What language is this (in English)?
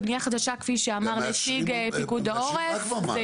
Hebrew